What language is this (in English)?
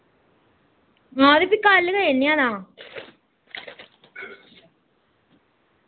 Dogri